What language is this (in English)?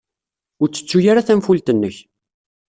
Kabyle